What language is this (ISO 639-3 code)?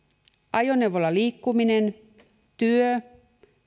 fin